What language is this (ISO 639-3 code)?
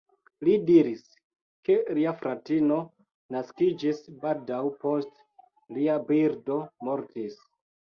epo